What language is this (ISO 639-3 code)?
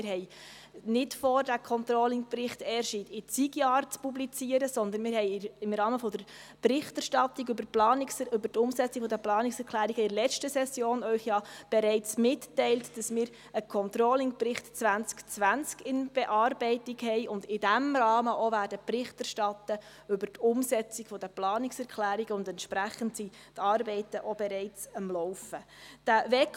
gsw